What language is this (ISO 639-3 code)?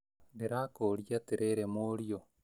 kik